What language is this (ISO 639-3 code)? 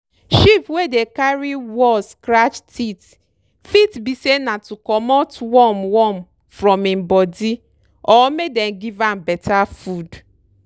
pcm